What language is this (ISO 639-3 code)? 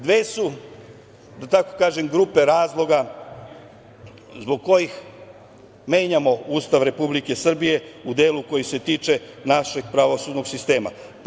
srp